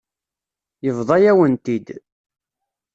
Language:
Kabyle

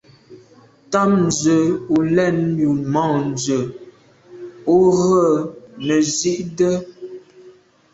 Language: Medumba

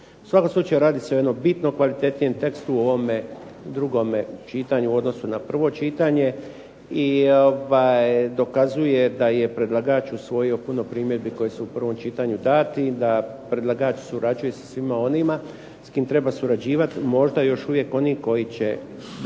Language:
Croatian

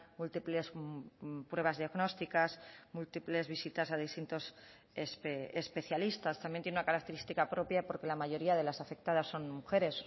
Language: Spanish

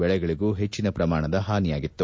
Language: Kannada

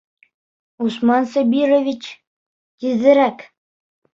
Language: Bashkir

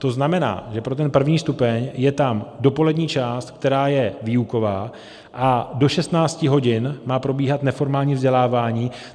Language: Czech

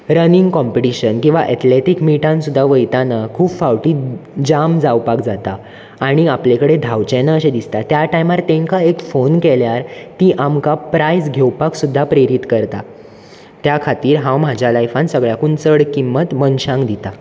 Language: Konkani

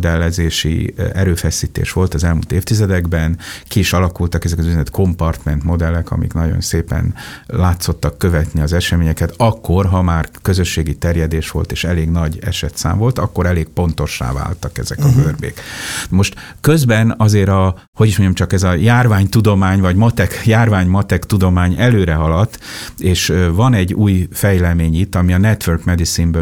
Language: Hungarian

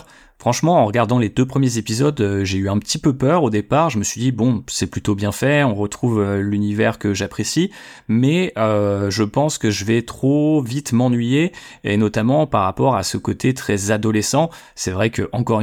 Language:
French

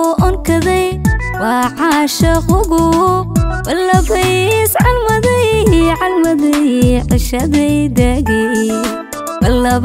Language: Arabic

